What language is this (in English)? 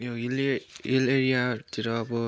Nepali